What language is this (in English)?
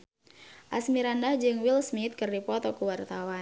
Sundanese